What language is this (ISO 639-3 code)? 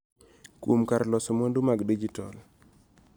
luo